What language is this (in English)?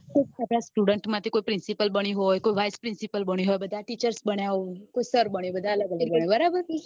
Gujarati